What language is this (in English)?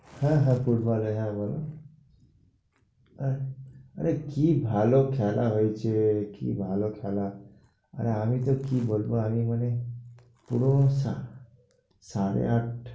Bangla